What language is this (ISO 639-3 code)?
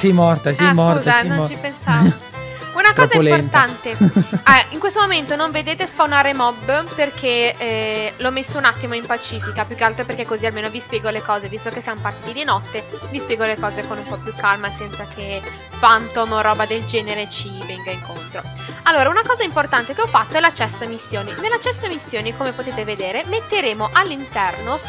ita